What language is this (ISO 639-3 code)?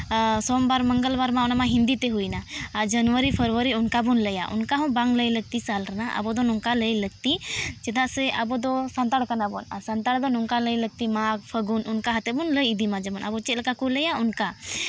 sat